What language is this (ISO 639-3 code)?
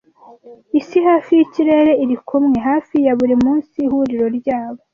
kin